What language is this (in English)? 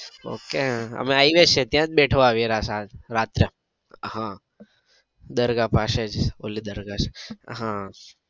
Gujarati